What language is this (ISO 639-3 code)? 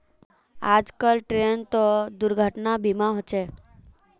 mag